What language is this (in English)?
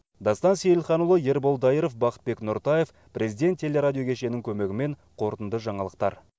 Kazakh